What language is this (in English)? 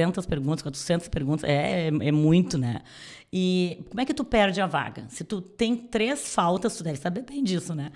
Portuguese